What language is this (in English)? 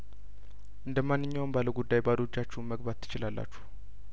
Amharic